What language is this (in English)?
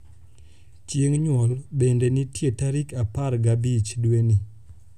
Luo (Kenya and Tanzania)